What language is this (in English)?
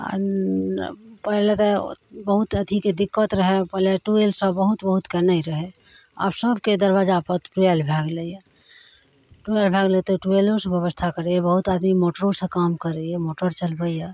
Maithili